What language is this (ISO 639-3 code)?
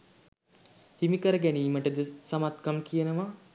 sin